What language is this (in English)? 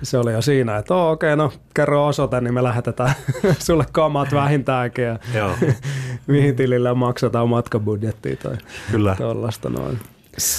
Finnish